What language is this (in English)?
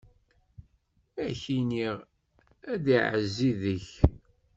Kabyle